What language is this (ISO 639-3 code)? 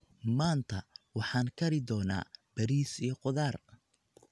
som